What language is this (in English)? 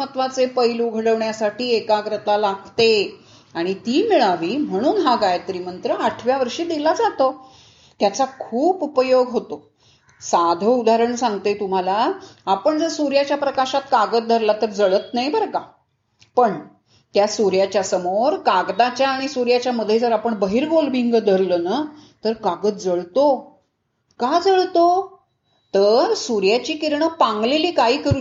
Marathi